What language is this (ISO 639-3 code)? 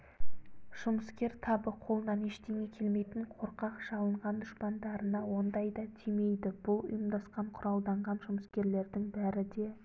kaz